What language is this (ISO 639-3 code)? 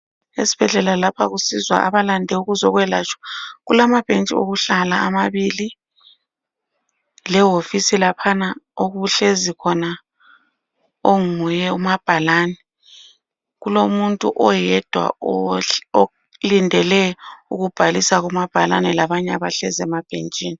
nde